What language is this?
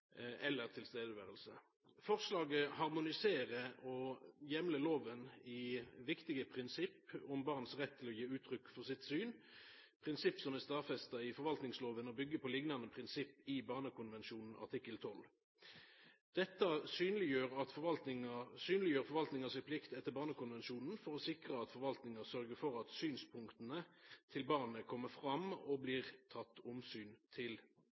Norwegian Nynorsk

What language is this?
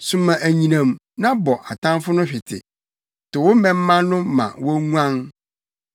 Akan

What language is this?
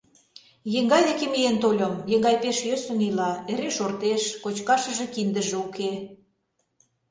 Mari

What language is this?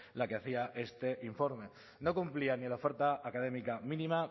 Spanish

